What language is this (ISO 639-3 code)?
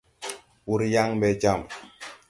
tui